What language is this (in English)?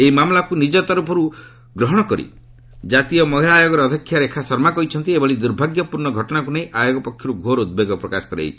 Odia